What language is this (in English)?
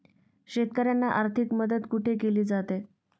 Marathi